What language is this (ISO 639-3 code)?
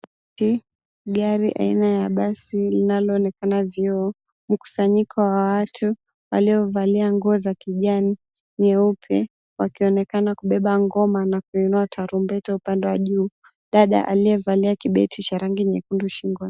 swa